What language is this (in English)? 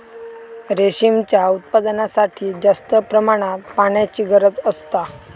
Marathi